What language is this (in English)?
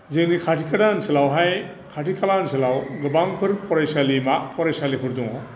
Bodo